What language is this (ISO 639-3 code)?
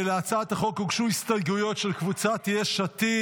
heb